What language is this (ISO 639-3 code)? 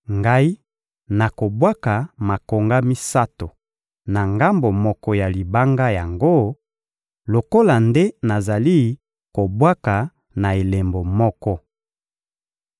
lin